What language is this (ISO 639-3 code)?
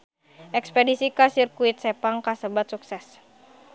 sun